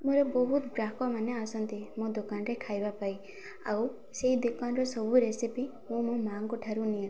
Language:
Odia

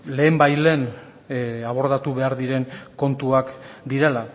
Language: Basque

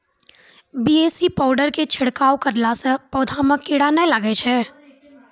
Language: Maithili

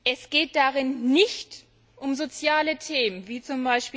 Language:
German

